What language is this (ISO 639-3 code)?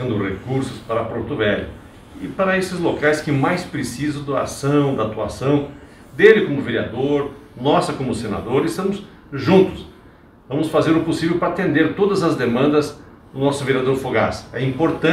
por